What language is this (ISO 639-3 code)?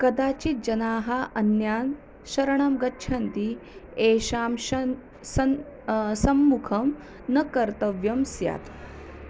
san